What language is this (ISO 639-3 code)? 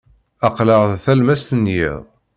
kab